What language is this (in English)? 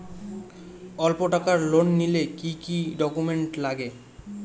Bangla